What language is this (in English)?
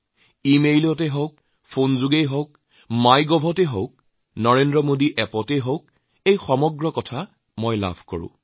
Assamese